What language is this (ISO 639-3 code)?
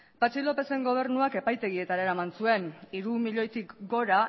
eus